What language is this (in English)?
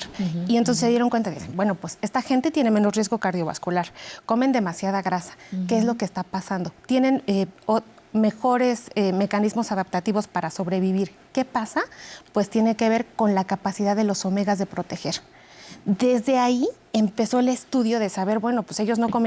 Spanish